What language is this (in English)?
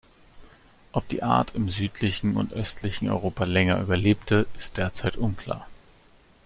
German